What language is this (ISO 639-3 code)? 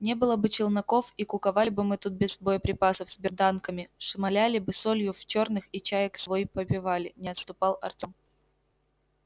rus